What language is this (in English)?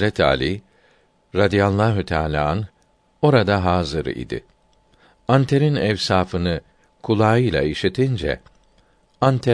Turkish